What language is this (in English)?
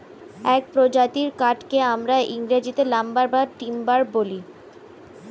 Bangla